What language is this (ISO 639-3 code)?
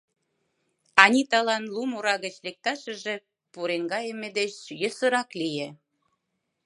chm